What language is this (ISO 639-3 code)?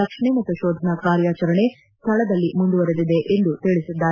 kan